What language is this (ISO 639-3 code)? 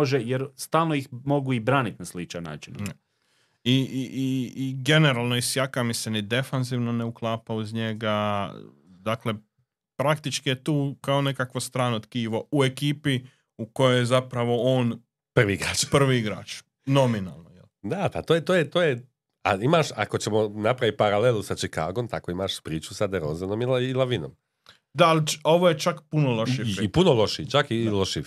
hrv